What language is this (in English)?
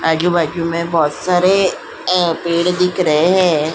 Hindi